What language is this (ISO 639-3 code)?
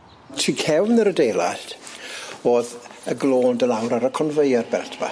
cym